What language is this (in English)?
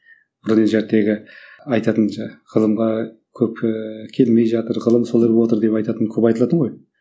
Kazakh